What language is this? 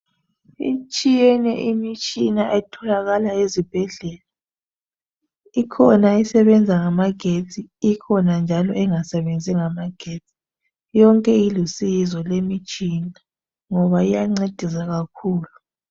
North Ndebele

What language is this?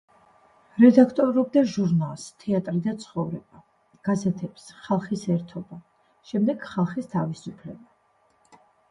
Georgian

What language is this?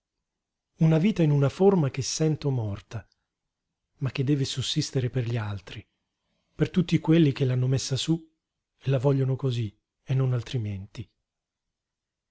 Italian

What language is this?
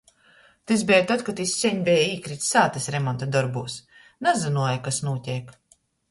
Latgalian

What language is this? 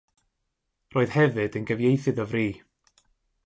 Welsh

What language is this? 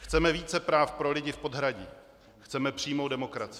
Czech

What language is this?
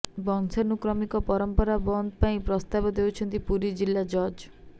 Odia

